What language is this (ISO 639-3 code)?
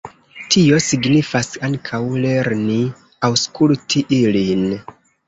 epo